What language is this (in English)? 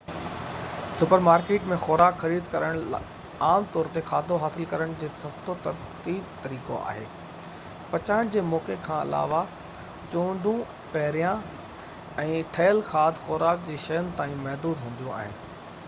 Sindhi